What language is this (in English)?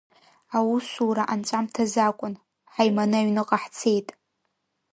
Abkhazian